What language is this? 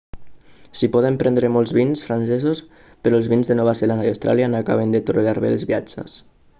Catalan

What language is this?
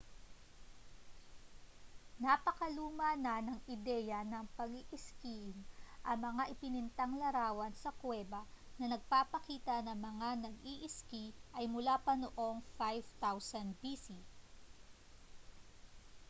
Filipino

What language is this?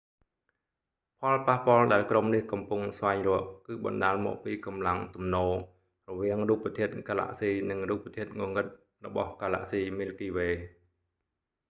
Khmer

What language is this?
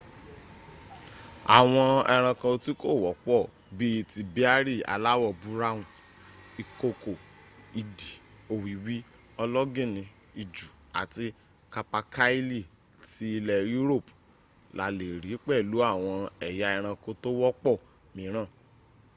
Yoruba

